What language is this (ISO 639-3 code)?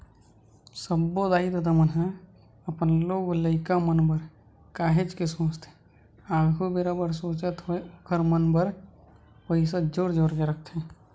hne